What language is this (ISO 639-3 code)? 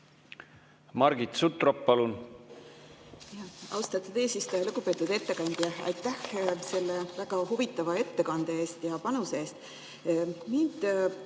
est